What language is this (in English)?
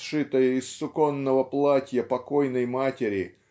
Russian